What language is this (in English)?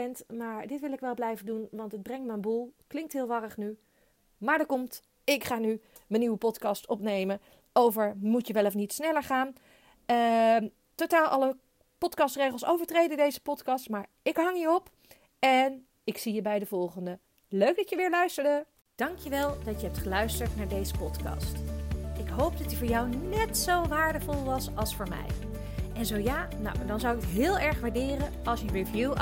Dutch